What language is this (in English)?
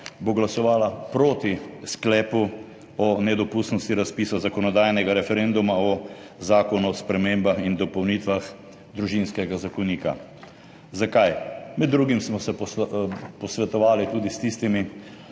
Slovenian